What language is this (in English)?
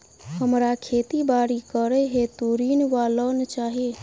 Maithili